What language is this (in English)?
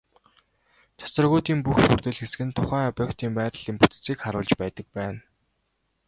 Mongolian